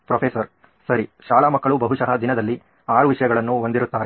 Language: Kannada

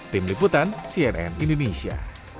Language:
Indonesian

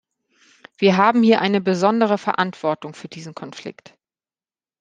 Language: German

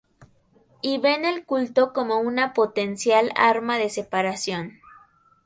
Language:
Spanish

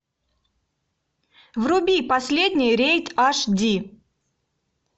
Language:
Russian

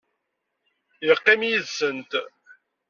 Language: Kabyle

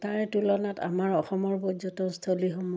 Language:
Assamese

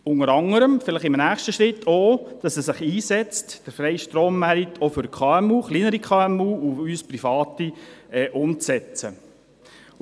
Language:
Swiss German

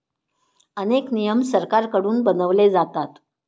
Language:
Marathi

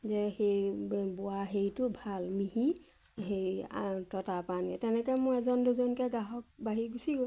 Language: Assamese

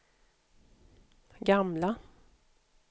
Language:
Swedish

